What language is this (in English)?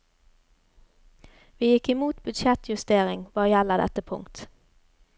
Norwegian